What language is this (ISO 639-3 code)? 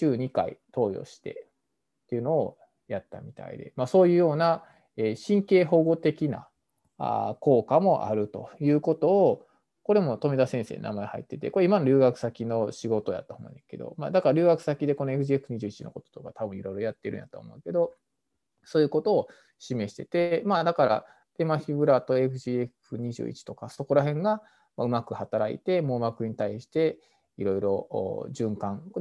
jpn